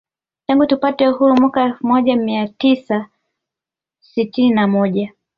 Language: Swahili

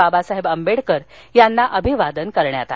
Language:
Marathi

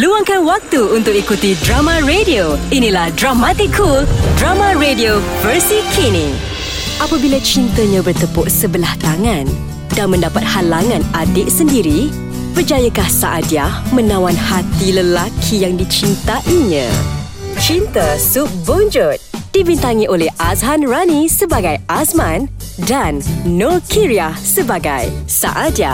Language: Malay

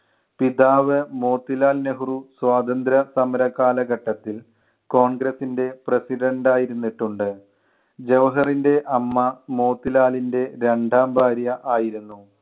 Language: Malayalam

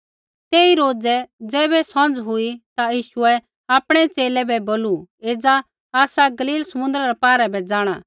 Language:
Kullu Pahari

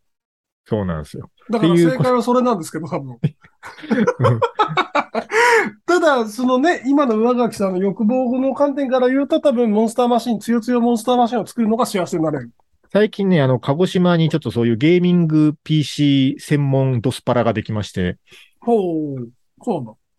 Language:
Japanese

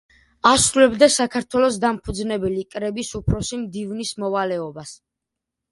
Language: Georgian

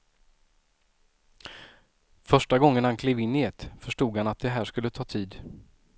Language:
Swedish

